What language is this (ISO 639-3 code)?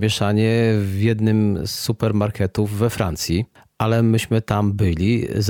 pol